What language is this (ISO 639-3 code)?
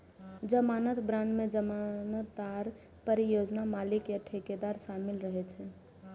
mai